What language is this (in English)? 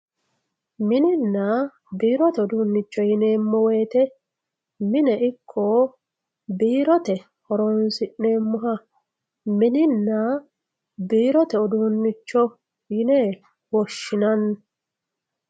Sidamo